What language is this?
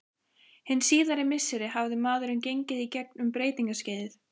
Icelandic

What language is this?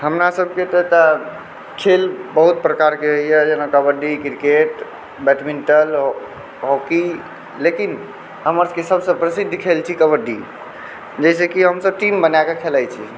Maithili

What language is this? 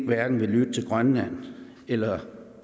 Danish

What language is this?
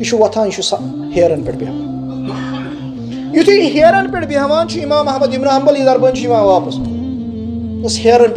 Turkish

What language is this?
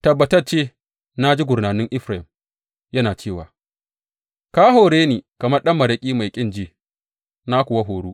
Hausa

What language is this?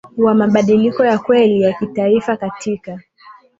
Swahili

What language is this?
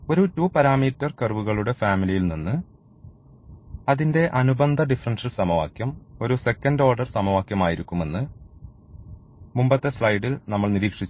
Malayalam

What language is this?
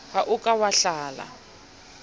Southern Sotho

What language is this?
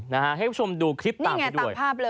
Thai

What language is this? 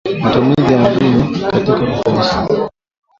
Swahili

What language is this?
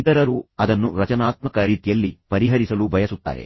Kannada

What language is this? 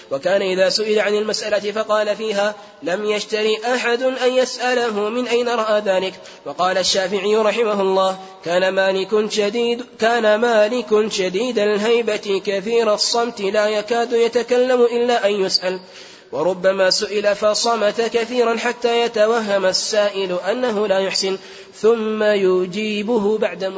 Arabic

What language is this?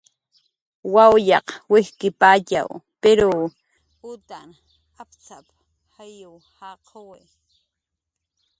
Jaqaru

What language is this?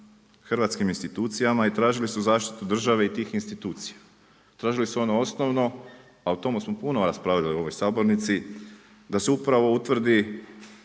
Croatian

